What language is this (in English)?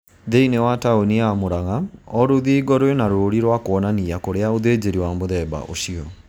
Kikuyu